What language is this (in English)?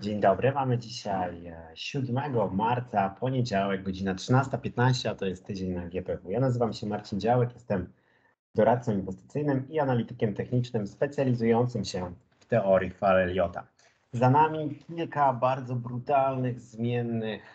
Polish